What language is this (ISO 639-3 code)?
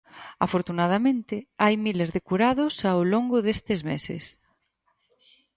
glg